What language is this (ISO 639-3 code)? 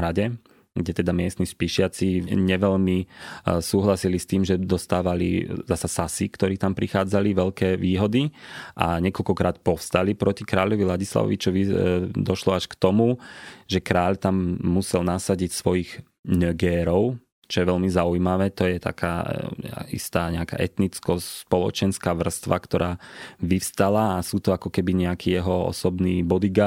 slk